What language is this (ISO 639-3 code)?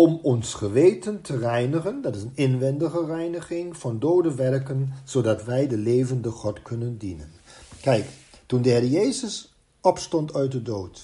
nld